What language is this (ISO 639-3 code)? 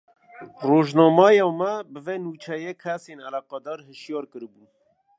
kur